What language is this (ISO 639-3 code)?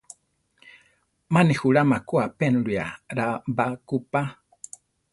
tar